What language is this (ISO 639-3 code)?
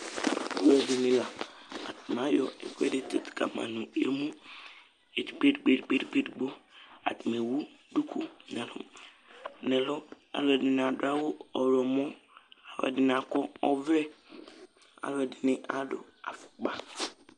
kpo